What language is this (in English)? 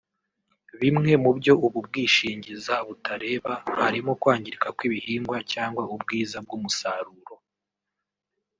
Kinyarwanda